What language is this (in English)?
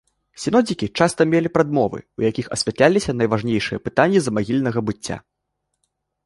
Belarusian